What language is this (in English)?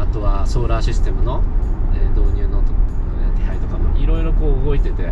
Japanese